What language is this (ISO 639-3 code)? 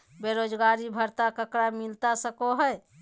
mag